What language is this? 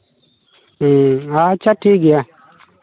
Santali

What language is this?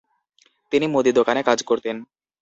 Bangla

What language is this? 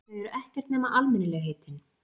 Icelandic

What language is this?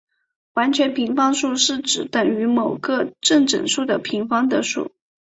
Chinese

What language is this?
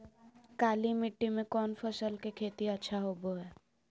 Magahi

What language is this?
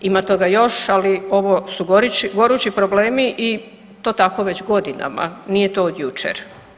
Croatian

